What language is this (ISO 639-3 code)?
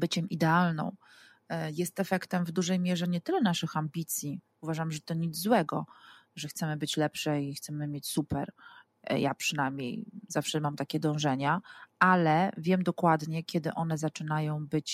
pol